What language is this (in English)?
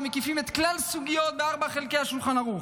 Hebrew